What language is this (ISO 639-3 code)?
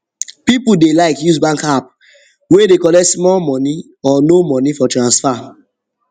pcm